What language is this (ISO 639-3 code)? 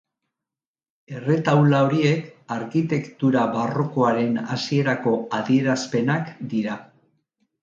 eus